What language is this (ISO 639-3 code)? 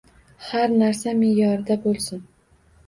uzb